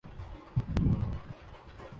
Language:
Urdu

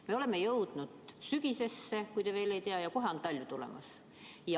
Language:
Estonian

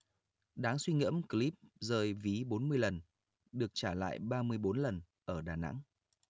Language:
Vietnamese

